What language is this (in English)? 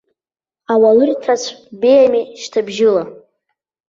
Abkhazian